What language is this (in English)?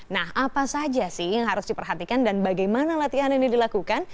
Indonesian